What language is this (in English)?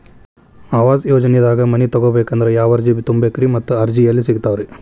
Kannada